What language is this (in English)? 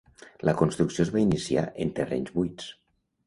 Catalan